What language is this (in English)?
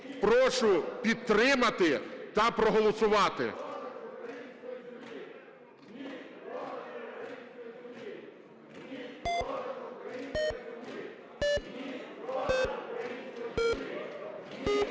Ukrainian